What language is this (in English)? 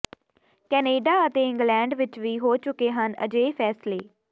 Punjabi